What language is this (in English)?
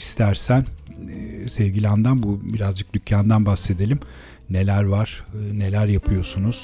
Turkish